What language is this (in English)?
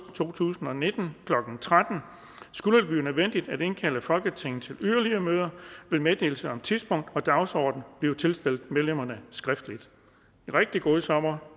Danish